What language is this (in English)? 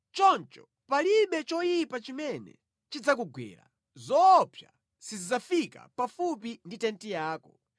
Nyanja